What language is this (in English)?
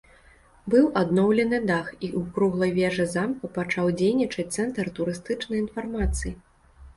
Belarusian